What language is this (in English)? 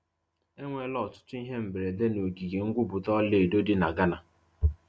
Igbo